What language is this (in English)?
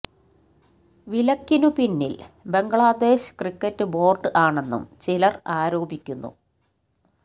Malayalam